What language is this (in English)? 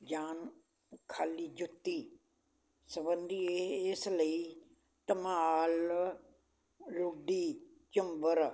Punjabi